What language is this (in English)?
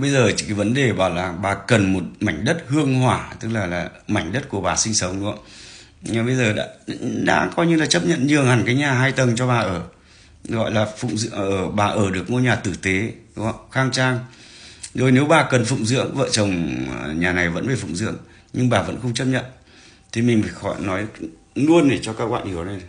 Vietnamese